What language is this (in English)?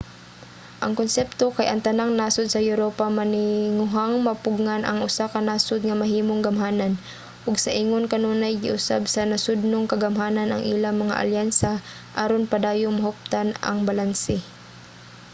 Cebuano